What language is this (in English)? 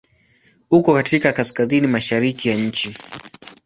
Swahili